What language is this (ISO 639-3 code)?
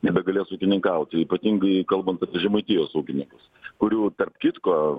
lit